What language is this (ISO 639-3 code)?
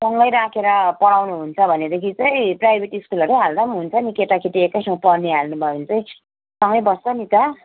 nep